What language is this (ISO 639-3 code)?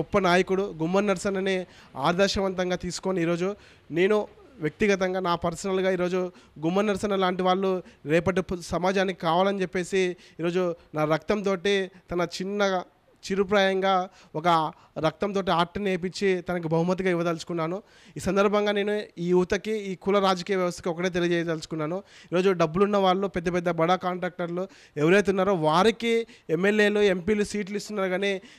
tel